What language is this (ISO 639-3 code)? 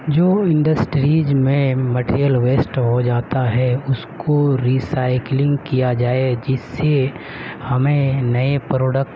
urd